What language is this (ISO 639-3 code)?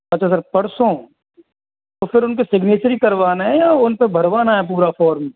hin